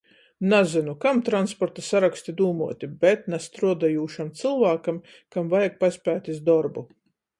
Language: Latgalian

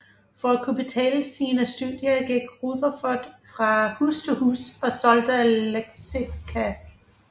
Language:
Danish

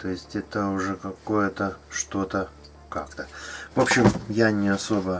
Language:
Russian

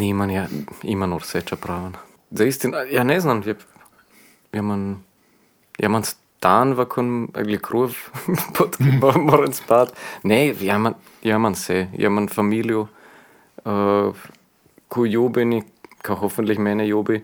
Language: Croatian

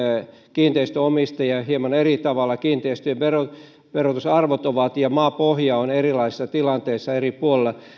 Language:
Finnish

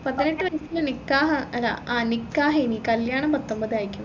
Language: Malayalam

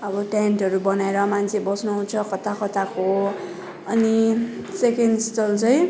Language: Nepali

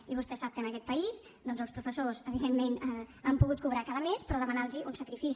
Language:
Catalan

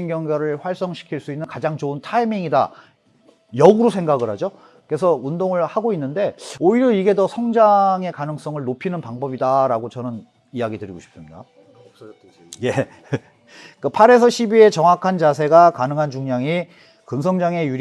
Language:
Korean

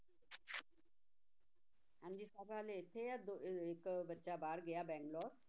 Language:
Punjabi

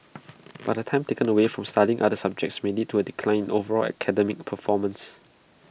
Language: English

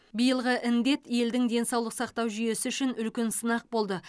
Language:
Kazakh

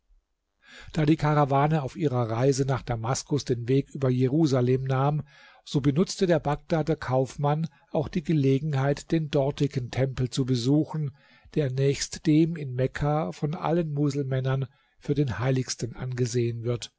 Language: German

